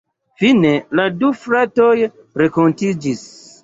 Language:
Esperanto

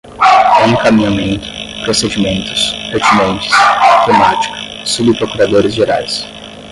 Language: Portuguese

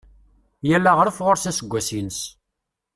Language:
Kabyle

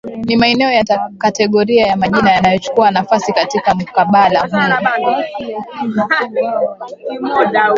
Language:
Swahili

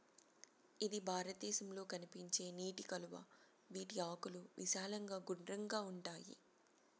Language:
Telugu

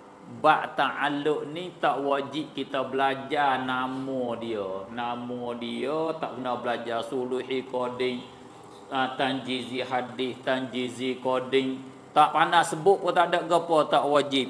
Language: Malay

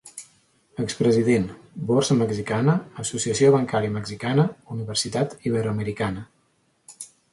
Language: Catalan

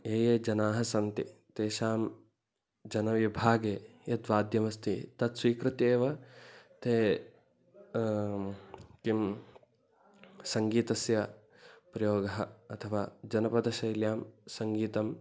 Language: Sanskrit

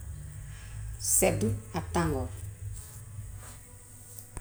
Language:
Gambian Wolof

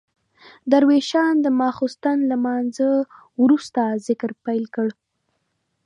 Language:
Pashto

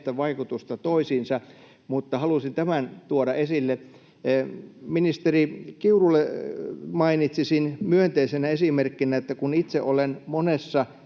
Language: Finnish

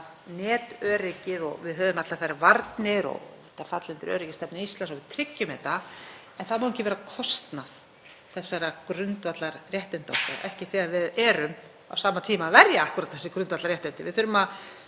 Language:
Icelandic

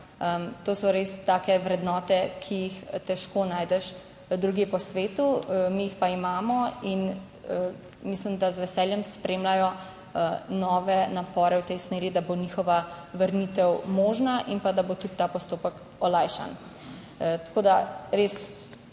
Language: Slovenian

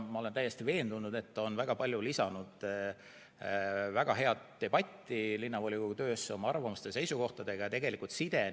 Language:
Estonian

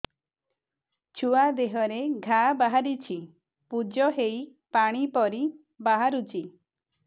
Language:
Odia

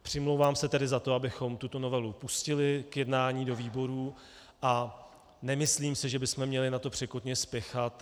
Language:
Czech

